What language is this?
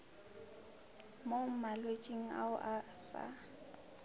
Northern Sotho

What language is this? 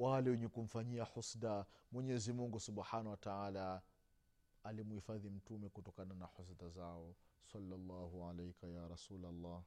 Swahili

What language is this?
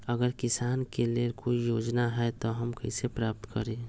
Magahi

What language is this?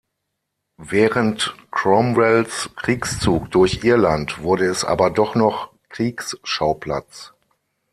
German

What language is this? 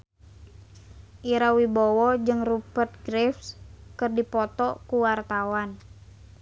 Sundanese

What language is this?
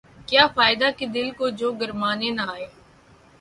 Urdu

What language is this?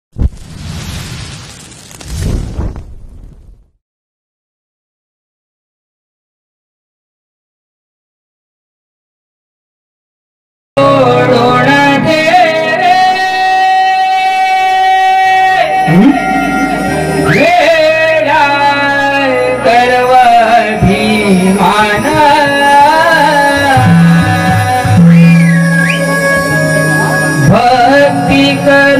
Marathi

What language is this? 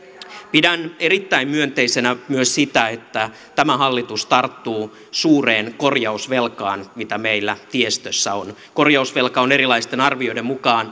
Finnish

